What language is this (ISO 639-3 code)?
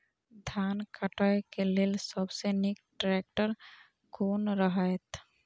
mai